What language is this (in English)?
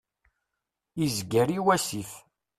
Kabyle